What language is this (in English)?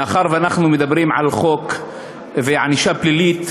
Hebrew